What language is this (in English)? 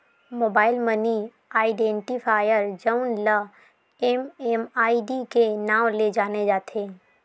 Chhattisgarhi